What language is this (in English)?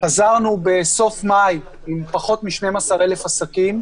Hebrew